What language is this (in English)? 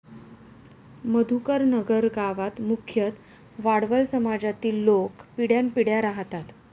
Marathi